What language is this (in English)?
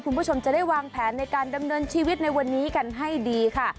Thai